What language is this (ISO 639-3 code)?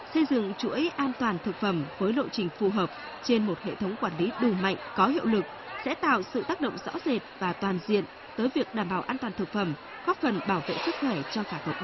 vie